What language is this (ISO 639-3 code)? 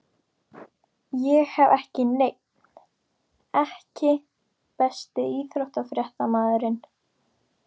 isl